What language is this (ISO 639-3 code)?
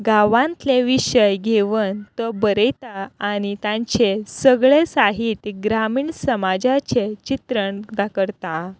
kok